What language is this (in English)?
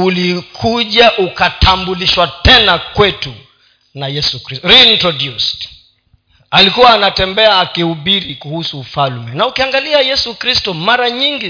Swahili